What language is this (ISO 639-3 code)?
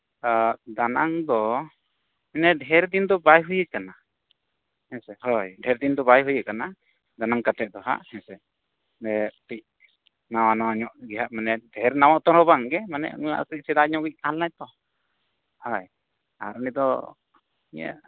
sat